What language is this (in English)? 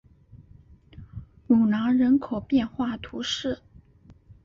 Chinese